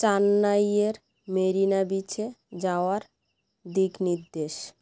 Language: Bangla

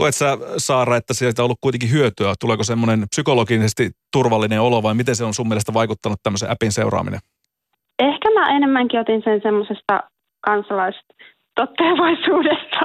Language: Finnish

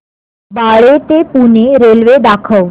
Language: Marathi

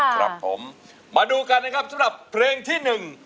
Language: Thai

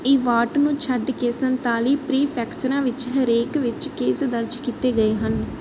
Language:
Punjabi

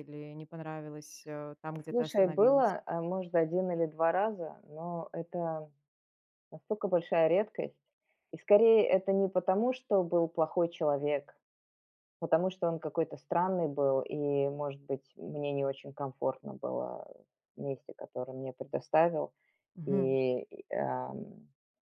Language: Russian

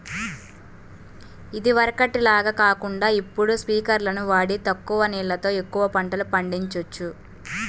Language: Telugu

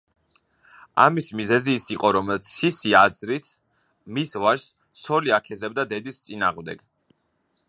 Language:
Georgian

